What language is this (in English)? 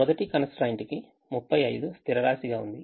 Telugu